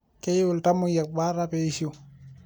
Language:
Masai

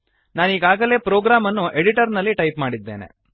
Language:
Kannada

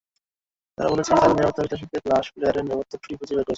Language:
Bangla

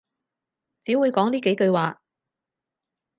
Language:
Cantonese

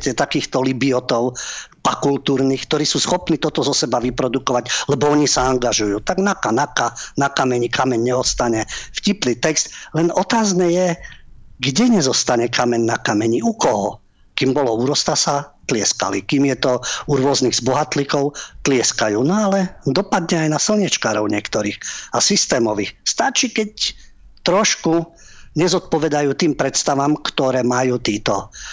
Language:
Slovak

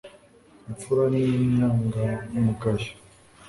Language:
Kinyarwanda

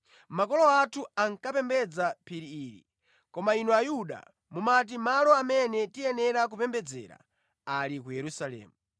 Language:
Nyanja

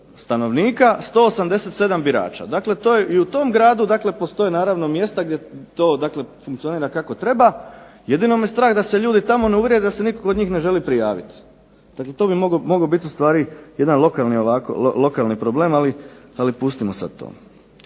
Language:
Croatian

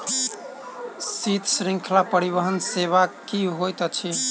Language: Maithili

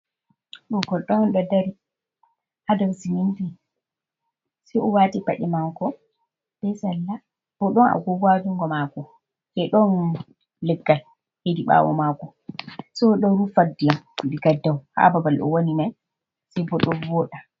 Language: Fula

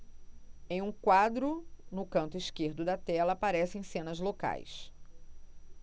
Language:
Portuguese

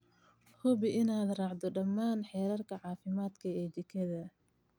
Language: Somali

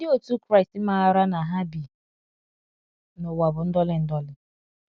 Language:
Igbo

